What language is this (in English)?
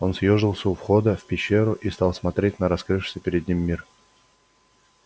Russian